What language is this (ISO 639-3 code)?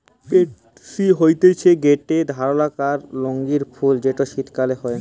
ben